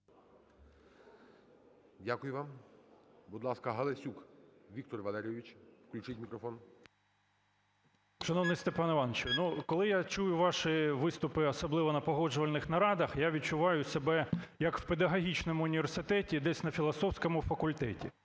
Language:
Ukrainian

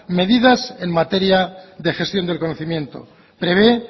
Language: Spanish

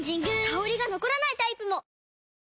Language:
Japanese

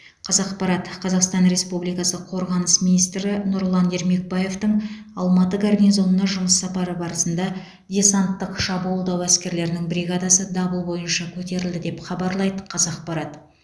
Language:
Kazakh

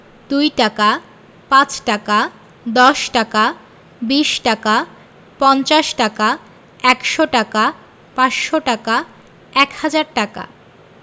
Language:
Bangla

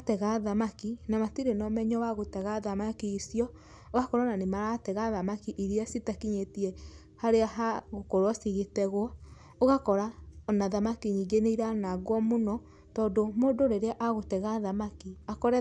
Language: Kikuyu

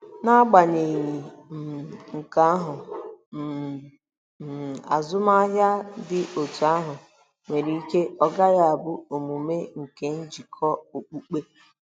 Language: Igbo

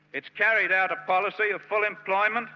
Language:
English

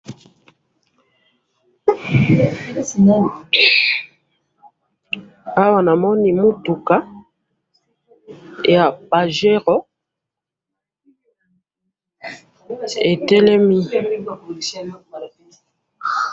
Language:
Lingala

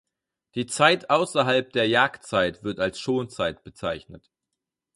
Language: German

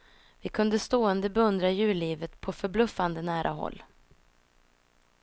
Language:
Swedish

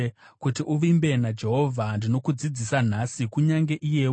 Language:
Shona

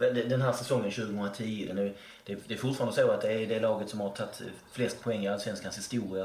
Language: Swedish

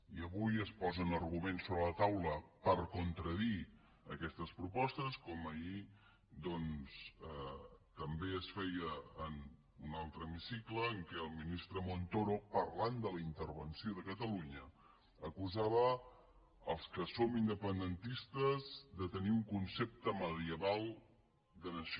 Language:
Catalan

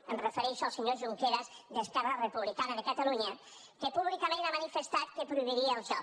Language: Catalan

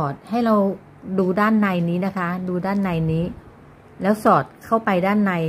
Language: Thai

